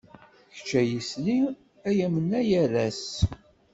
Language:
Kabyle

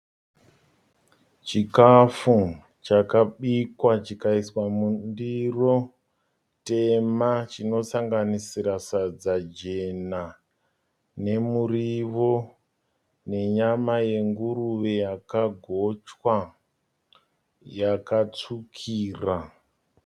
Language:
Shona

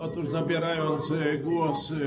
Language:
Polish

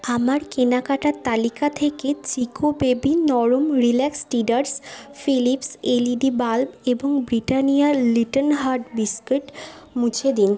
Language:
Bangla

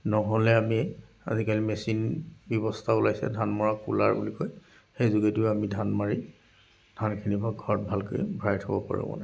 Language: Assamese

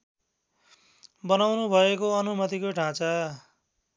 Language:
Nepali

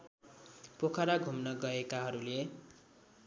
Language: Nepali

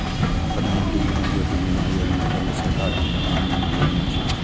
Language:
Maithili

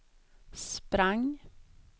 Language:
Swedish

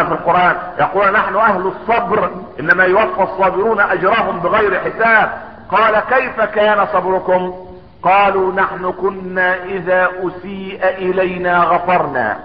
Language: Arabic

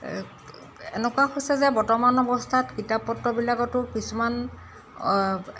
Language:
Assamese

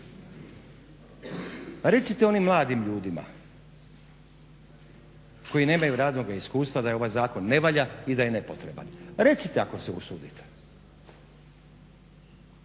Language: Croatian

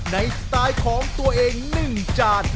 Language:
Thai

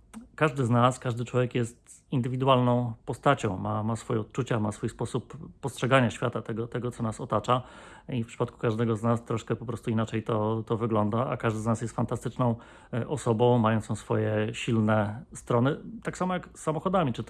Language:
Polish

